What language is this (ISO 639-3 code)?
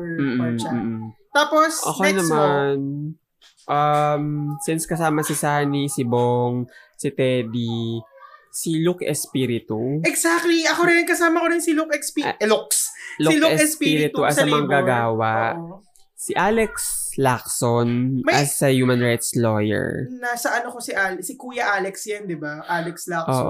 fil